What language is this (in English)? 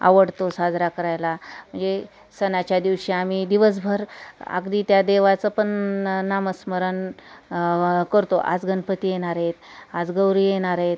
Marathi